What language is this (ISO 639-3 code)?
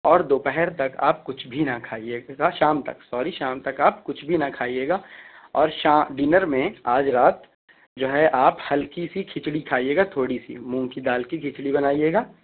urd